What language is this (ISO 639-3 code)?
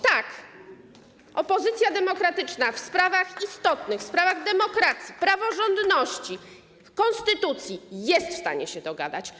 pol